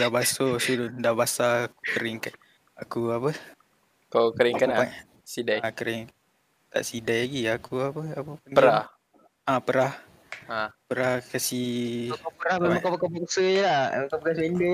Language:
Malay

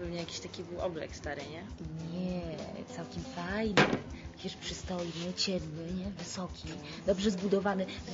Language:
Polish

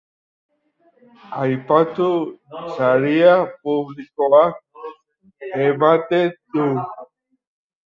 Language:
Basque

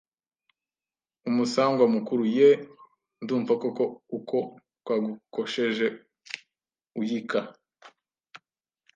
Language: Kinyarwanda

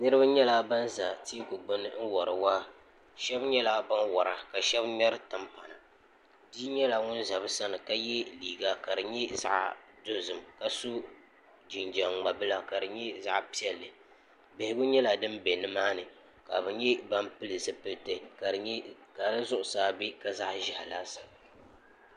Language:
Dagbani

